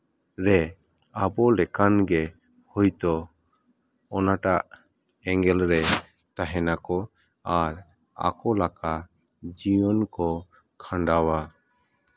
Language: Santali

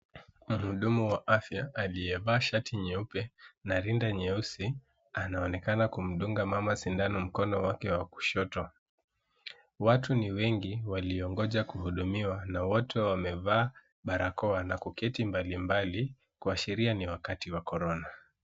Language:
Swahili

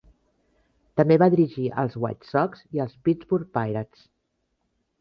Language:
Catalan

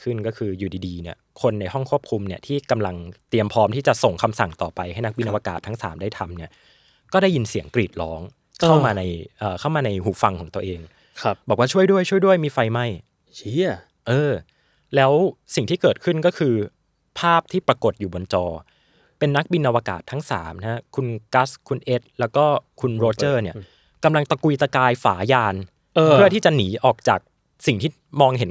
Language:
Thai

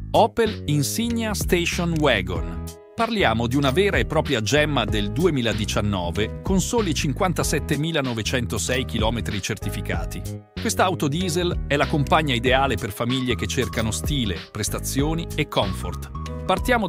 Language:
Italian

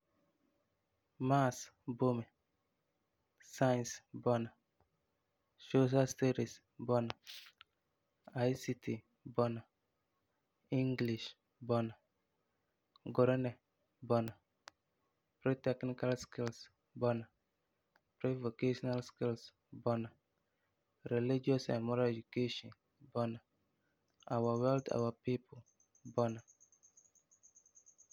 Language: Frafra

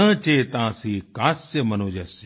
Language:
Hindi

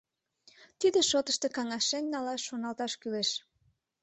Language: Mari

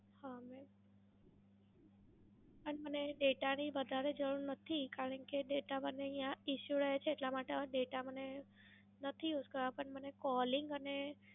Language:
Gujarati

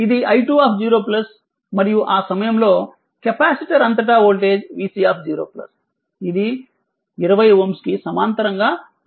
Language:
Telugu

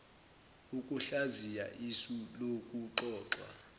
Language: Zulu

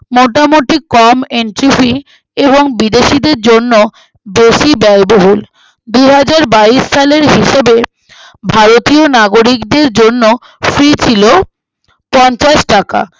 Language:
Bangla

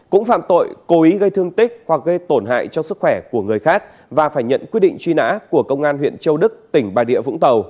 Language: Vietnamese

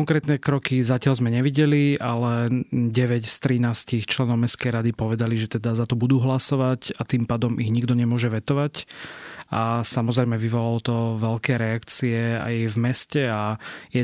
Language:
Slovak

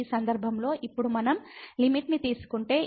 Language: Telugu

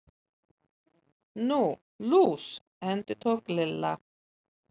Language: Icelandic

